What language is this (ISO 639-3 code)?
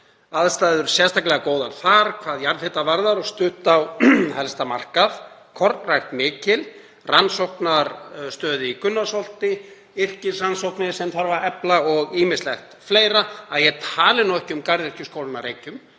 isl